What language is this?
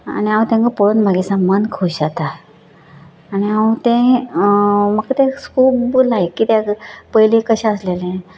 Konkani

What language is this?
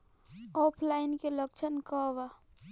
Bhojpuri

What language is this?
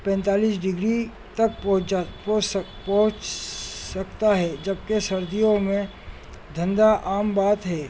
Urdu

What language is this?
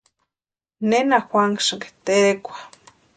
Western Highland Purepecha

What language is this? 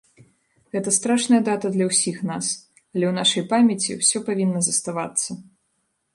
Belarusian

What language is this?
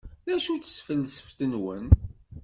Kabyle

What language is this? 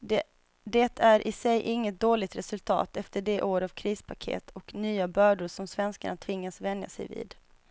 Swedish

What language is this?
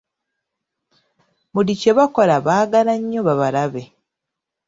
Ganda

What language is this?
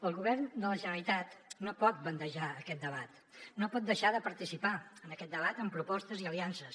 Catalan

